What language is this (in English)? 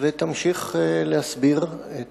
Hebrew